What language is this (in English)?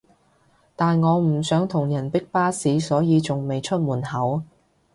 Cantonese